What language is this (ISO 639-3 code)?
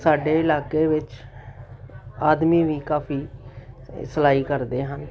pan